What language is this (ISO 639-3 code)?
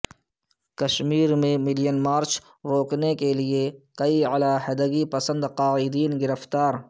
urd